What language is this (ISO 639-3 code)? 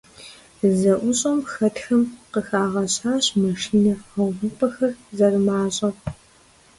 kbd